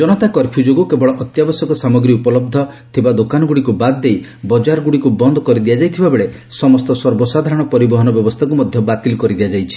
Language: Odia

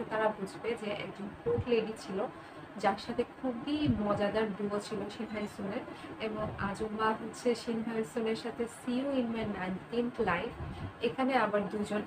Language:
English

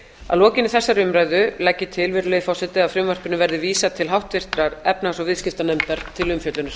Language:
Icelandic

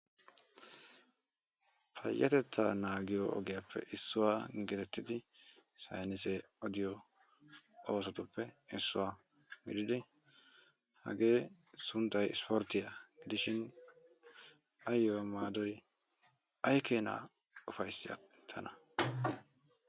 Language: Wolaytta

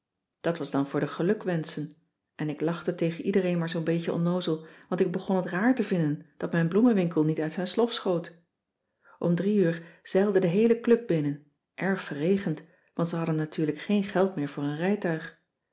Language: Dutch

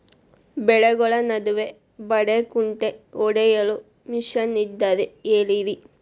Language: Kannada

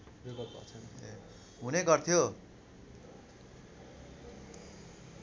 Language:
Nepali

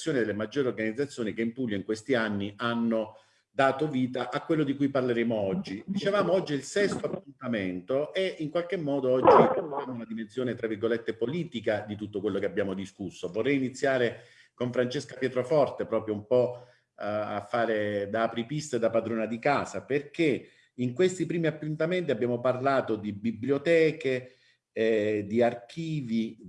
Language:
Italian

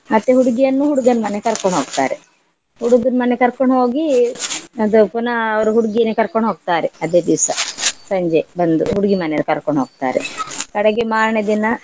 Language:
Kannada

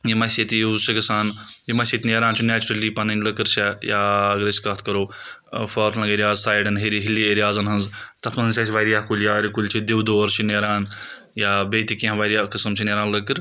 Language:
Kashmiri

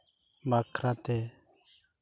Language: Santali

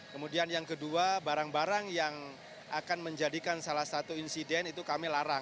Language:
Indonesian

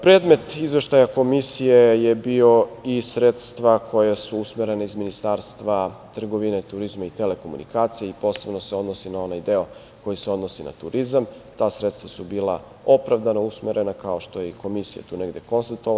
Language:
Serbian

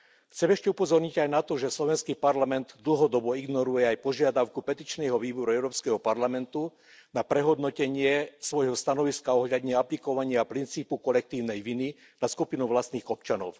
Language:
Slovak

